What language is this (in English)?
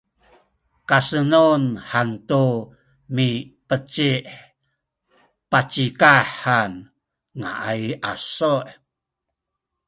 Sakizaya